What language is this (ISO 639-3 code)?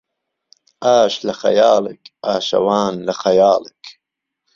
ckb